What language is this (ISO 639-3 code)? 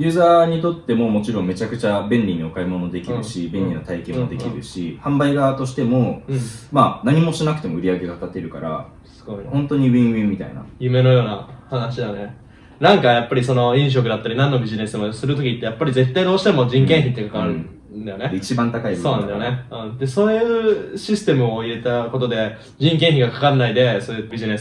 jpn